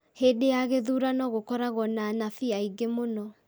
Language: Kikuyu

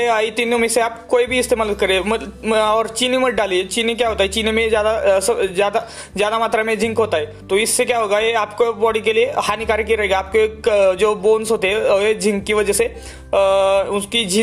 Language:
Hindi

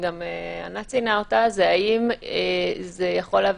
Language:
Hebrew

